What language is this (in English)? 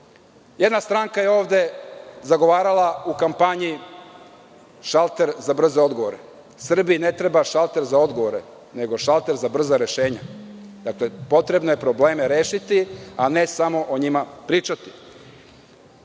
Serbian